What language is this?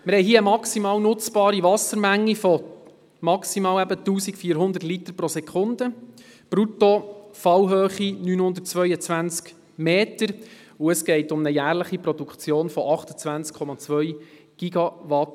Swiss German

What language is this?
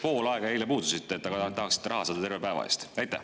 Estonian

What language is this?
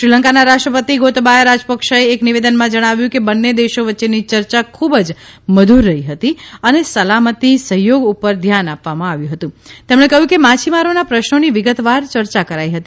Gujarati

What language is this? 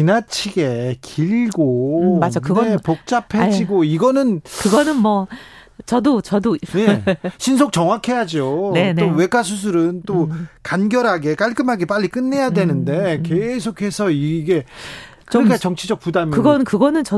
Korean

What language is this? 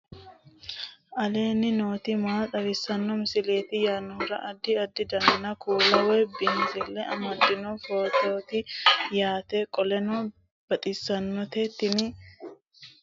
Sidamo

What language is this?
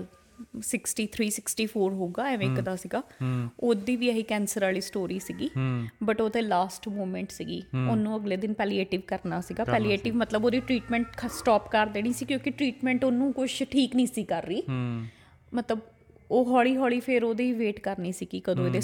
Punjabi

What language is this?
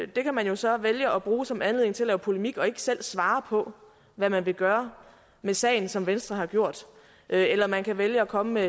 Danish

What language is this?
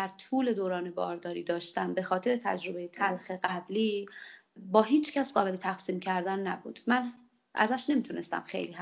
Persian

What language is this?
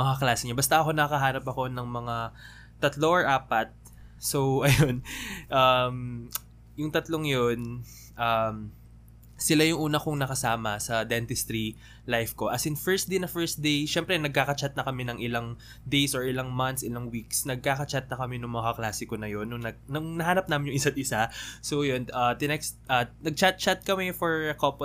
Filipino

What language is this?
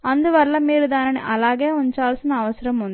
Telugu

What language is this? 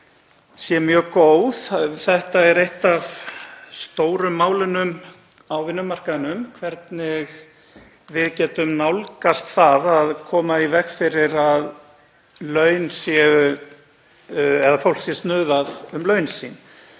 Icelandic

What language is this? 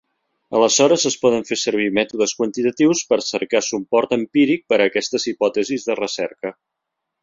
Catalan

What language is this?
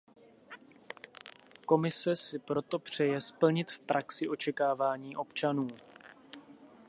Czech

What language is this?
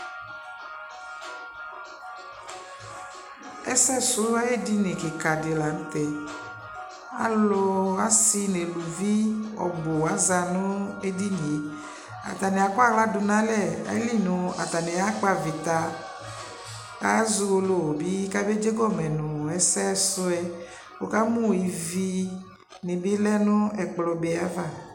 Ikposo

